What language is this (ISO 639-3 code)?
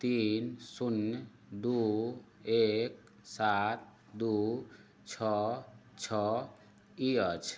mai